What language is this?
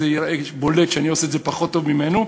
Hebrew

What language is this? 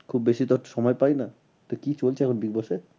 Bangla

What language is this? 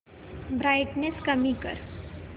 Marathi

